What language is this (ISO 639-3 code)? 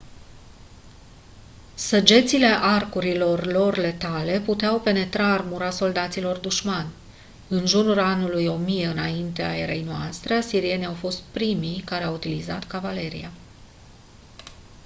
ron